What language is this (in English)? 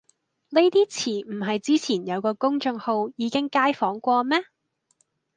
Cantonese